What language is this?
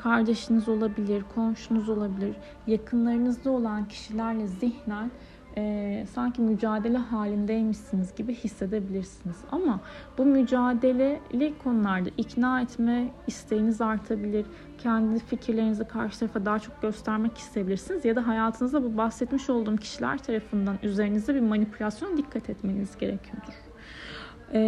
Turkish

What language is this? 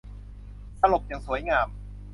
Thai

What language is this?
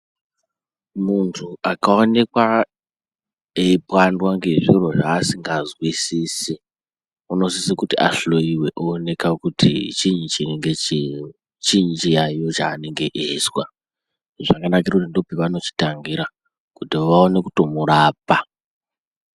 Ndau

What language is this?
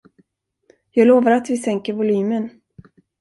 Swedish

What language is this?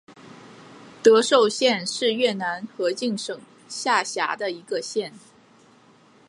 Chinese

